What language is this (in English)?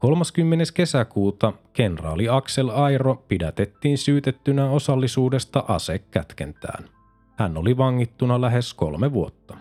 Finnish